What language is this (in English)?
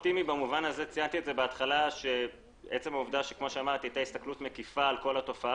Hebrew